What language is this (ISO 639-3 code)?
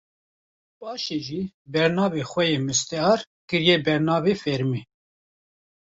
kur